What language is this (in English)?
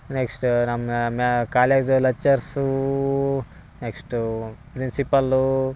Kannada